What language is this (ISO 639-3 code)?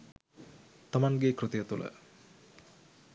sin